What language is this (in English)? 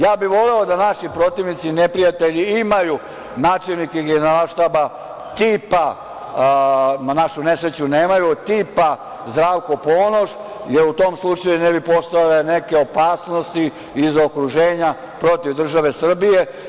Serbian